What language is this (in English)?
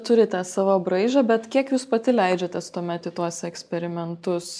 Lithuanian